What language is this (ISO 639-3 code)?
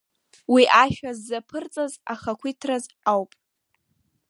abk